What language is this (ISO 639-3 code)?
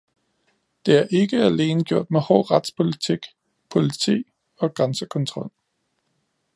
dan